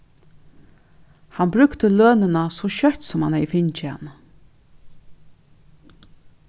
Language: Faroese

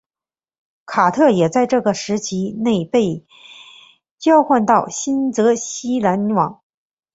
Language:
Chinese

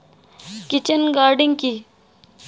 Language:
Bangla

